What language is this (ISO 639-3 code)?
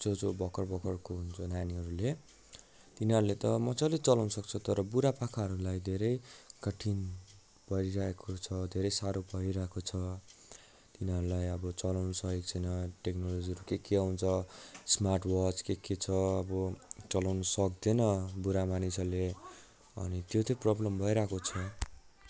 nep